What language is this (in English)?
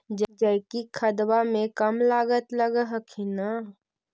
Magahi